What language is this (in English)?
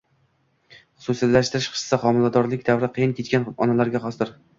Uzbek